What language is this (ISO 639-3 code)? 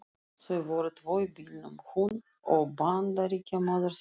isl